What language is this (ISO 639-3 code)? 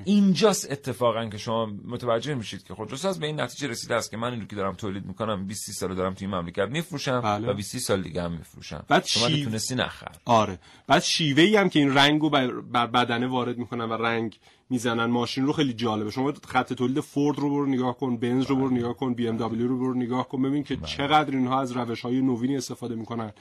fas